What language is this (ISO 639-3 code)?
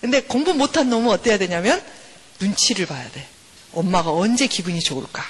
kor